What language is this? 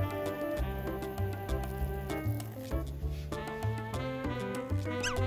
Japanese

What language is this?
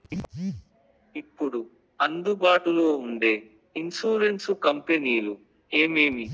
Telugu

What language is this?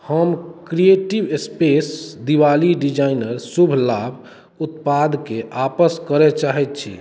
Maithili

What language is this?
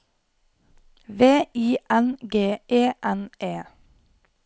Norwegian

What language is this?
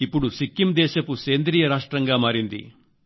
Telugu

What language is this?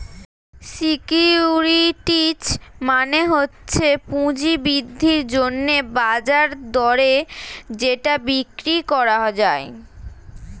Bangla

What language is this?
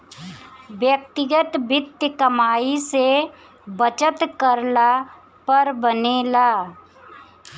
Bhojpuri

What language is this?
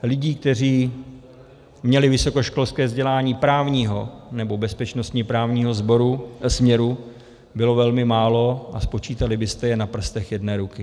Czech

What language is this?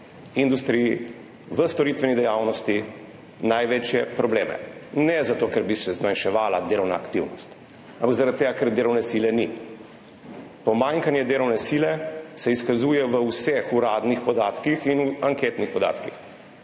Slovenian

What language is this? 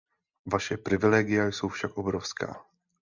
Czech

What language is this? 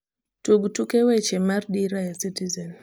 Luo (Kenya and Tanzania)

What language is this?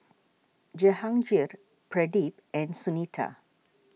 English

